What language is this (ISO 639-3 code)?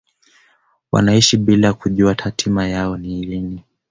swa